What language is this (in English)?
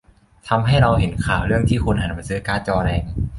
Thai